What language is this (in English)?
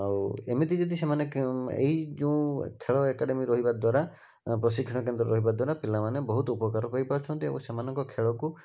Odia